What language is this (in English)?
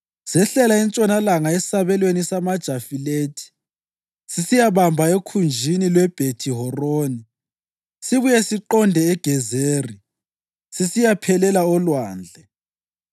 North Ndebele